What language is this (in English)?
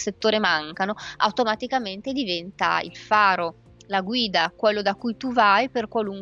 Italian